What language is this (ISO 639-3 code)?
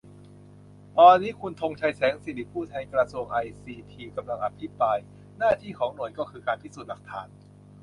tha